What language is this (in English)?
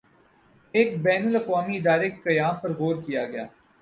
Urdu